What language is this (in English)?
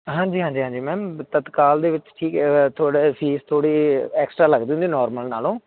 Punjabi